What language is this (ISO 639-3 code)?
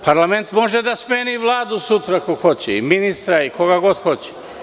srp